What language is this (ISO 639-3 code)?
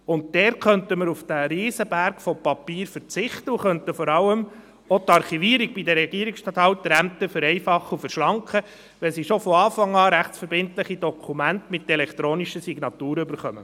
gsw